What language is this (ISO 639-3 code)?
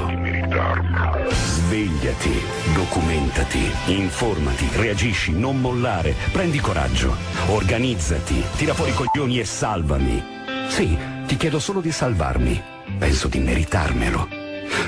ita